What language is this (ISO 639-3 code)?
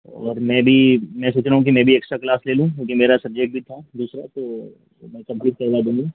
hin